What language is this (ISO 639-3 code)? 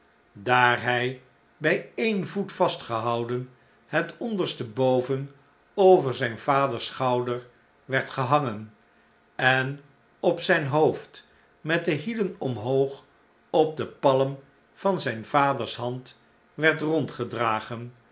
nld